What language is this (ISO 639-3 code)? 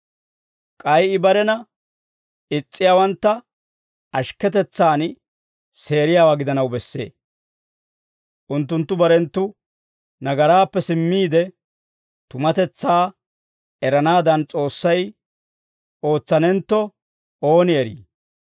dwr